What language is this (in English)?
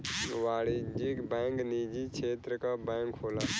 Bhojpuri